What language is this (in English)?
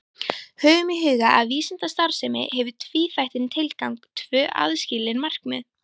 Icelandic